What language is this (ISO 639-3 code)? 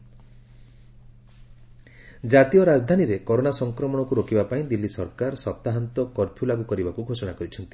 ori